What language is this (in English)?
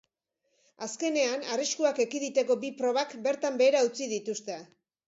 Basque